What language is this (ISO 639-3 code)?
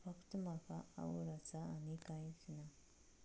kok